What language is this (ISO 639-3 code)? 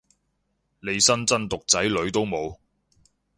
yue